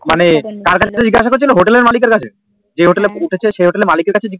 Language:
Bangla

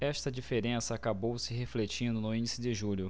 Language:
Portuguese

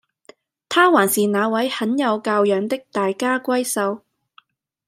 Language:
Cantonese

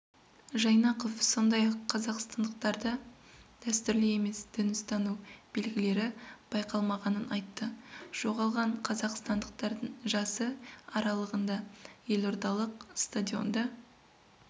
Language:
Kazakh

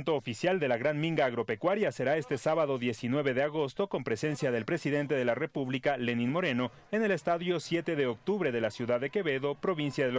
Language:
Spanish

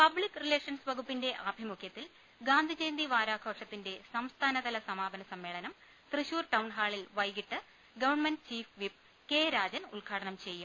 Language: Malayalam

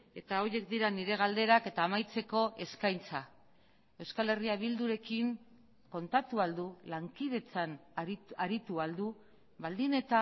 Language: Basque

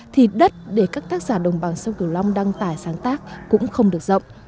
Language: Vietnamese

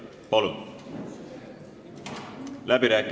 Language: Estonian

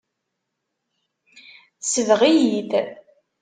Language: Kabyle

